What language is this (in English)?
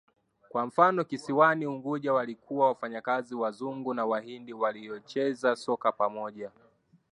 Swahili